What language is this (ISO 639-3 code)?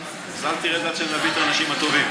heb